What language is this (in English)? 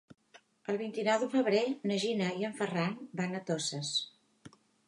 Catalan